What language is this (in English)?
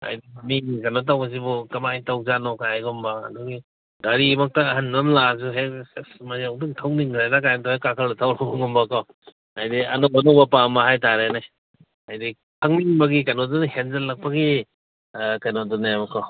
Manipuri